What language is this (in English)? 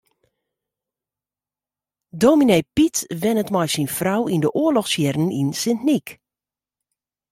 Western Frisian